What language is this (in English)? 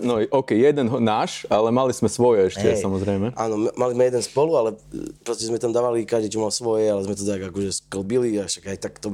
Slovak